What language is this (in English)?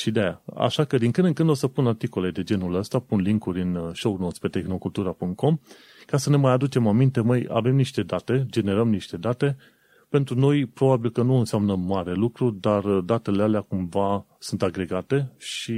Romanian